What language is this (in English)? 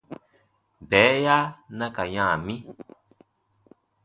Baatonum